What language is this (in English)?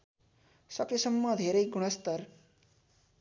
Nepali